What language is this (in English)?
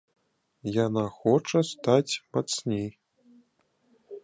Belarusian